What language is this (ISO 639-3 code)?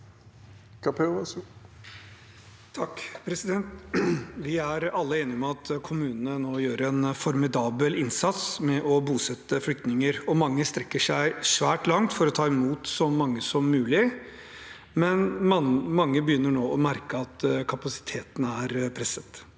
nor